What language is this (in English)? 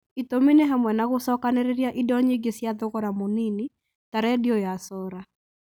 Kikuyu